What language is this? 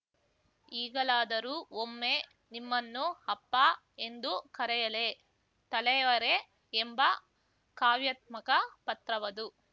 Kannada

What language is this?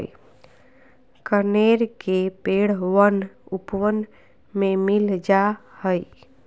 Magahi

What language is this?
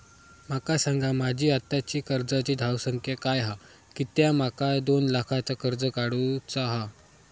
Marathi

